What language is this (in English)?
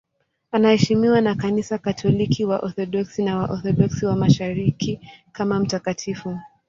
Swahili